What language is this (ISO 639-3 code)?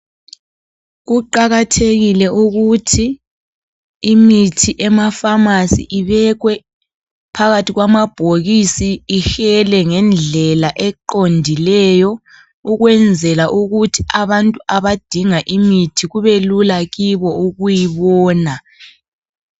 nde